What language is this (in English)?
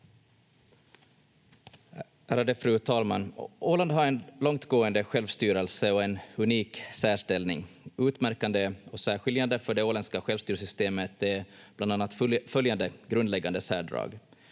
Finnish